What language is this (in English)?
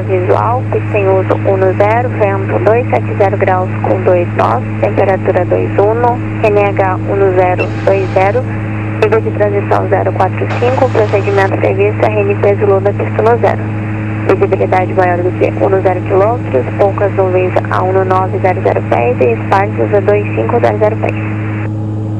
Portuguese